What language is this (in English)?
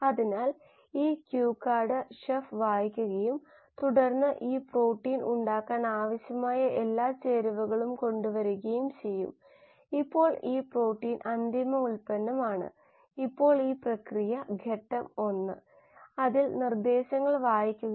Malayalam